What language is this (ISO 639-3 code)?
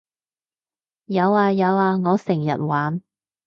yue